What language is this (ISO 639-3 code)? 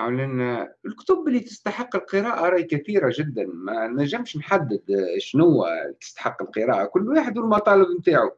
ara